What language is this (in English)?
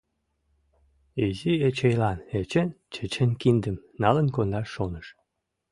Mari